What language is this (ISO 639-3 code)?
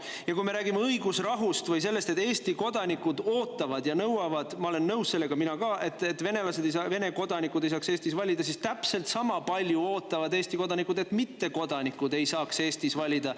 est